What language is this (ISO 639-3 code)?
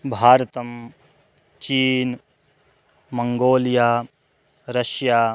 san